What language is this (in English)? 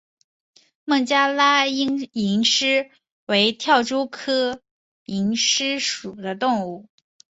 Chinese